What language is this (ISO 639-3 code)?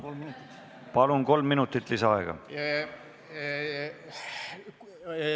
est